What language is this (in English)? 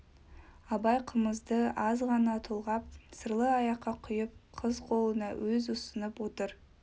Kazakh